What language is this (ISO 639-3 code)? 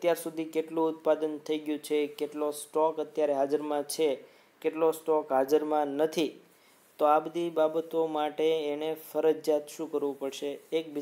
hin